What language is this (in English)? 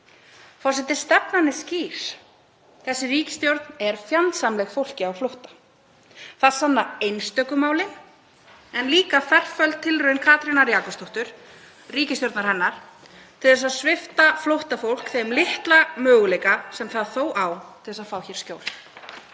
Icelandic